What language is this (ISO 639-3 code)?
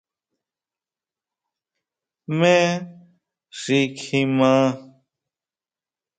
mau